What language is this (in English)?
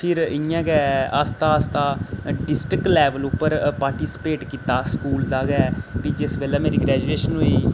Dogri